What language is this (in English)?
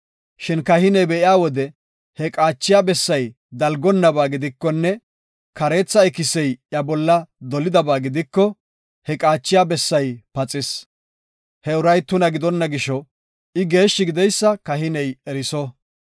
Gofa